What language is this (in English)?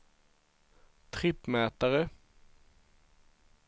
Swedish